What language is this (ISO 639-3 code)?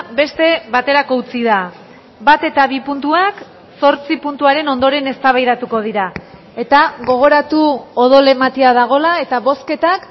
eus